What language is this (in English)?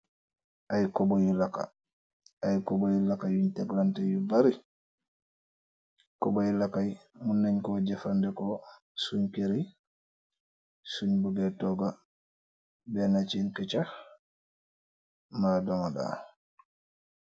Wolof